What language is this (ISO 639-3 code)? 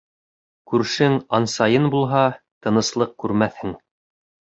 bak